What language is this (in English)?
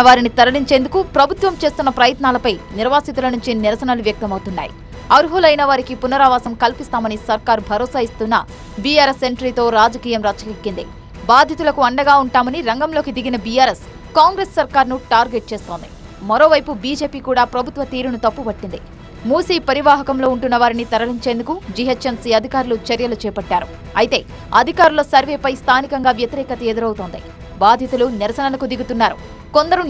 Telugu